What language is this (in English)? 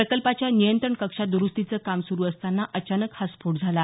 Marathi